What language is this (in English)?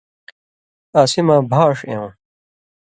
Indus Kohistani